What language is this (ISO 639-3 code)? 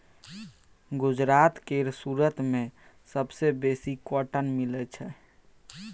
mai